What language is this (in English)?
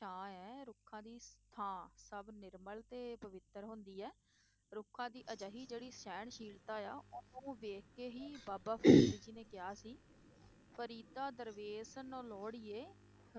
Punjabi